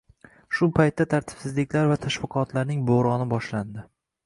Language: Uzbek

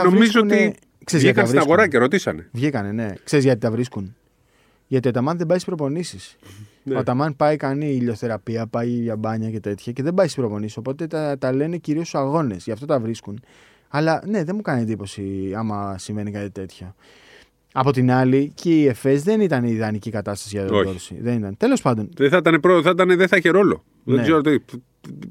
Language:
Greek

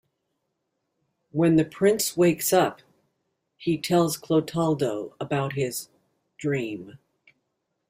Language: English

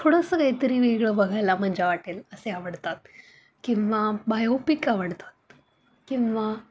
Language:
Marathi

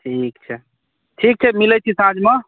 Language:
Maithili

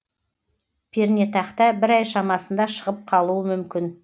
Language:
Kazakh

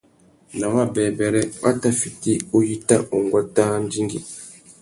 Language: Tuki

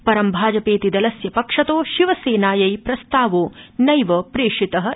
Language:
Sanskrit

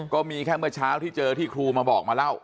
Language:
Thai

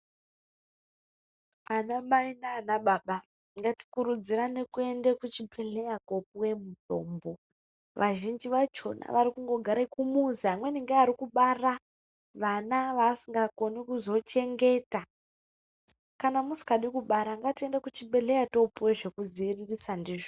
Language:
Ndau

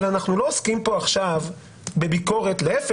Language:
Hebrew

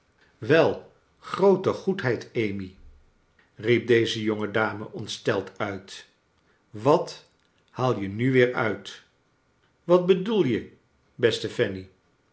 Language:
Dutch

